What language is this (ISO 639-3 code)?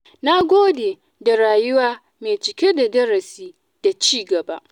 hau